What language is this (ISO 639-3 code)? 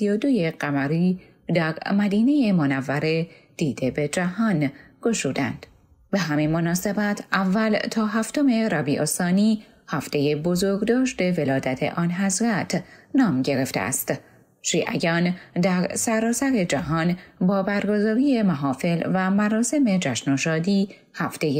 fas